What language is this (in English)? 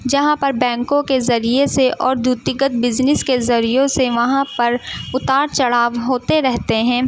Urdu